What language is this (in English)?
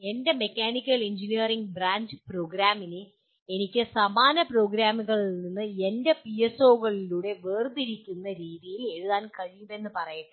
Malayalam